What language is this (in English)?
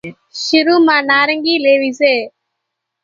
Kachi Koli